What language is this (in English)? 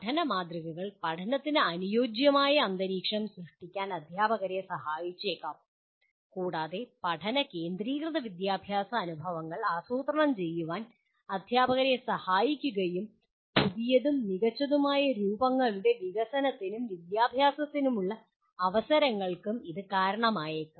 Malayalam